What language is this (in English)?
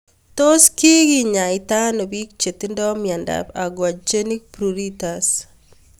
Kalenjin